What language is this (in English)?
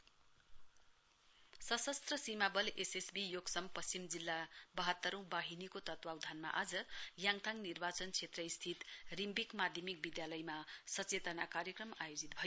Nepali